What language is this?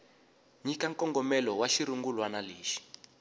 Tsonga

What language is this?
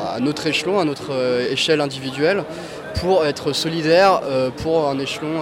French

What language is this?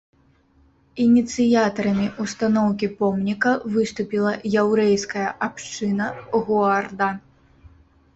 Belarusian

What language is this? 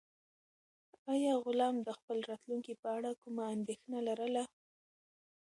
Pashto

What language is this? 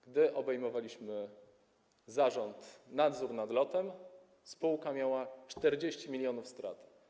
Polish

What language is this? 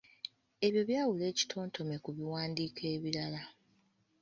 Ganda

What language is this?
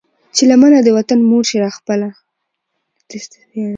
Pashto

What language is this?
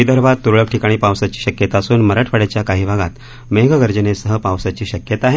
Marathi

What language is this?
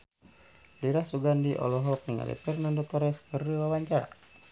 Sundanese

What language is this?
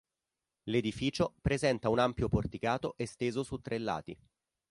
Italian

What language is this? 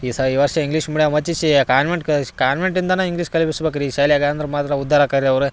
Kannada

